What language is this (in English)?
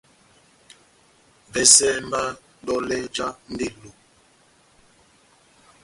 Batanga